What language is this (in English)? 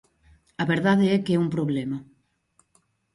Galician